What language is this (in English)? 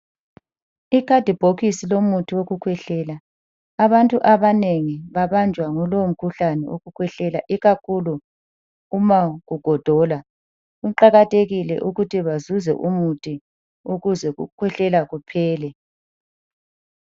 North Ndebele